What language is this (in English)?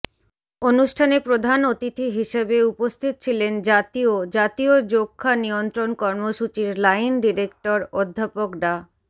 Bangla